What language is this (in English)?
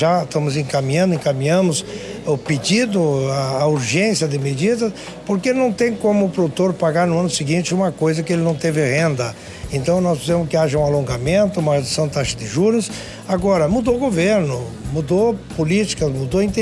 Portuguese